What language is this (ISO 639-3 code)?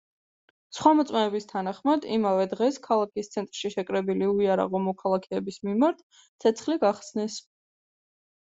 kat